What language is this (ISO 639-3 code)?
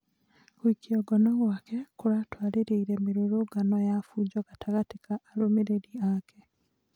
kik